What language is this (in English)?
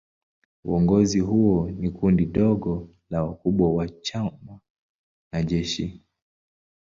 Swahili